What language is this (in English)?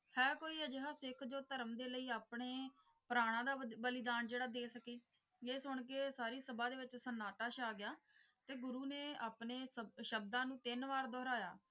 Punjabi